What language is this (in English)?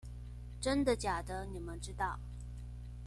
Chinese